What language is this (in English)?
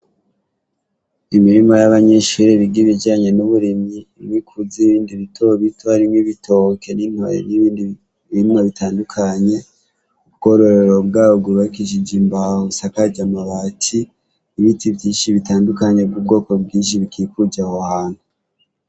Rundi